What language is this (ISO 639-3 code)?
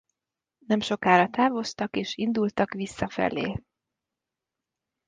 hun